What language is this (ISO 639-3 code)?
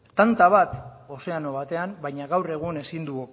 eus